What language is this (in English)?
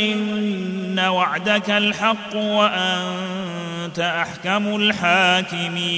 Arabic